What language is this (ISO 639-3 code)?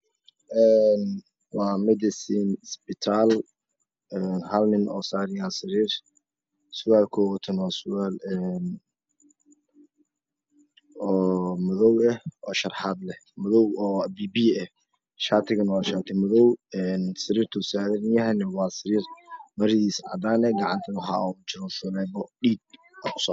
som